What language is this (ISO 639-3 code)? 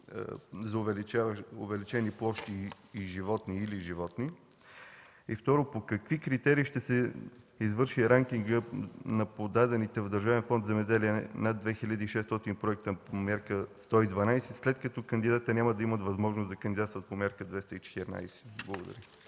bul